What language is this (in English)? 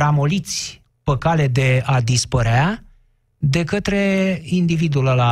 Romanian